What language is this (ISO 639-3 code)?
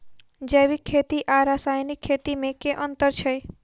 mai